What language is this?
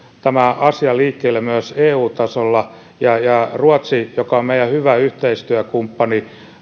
Finnish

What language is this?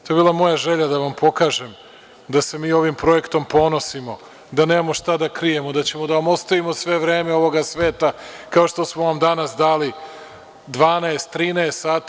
Serbian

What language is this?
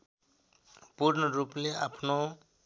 Nepali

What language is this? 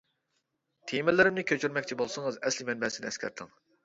Uyghur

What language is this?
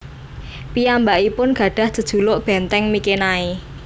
Javanese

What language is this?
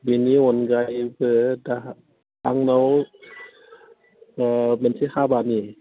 Bodo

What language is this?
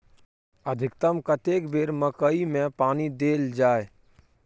Maithili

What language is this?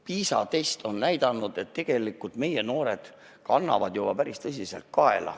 Estonian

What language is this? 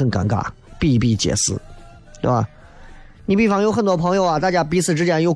Chinese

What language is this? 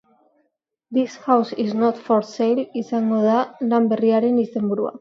Basque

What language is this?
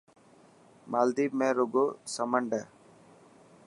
Dhatki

